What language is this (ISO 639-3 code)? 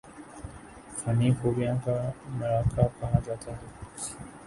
urd